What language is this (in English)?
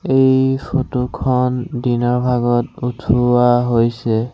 Assamese